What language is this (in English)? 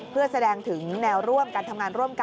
Thai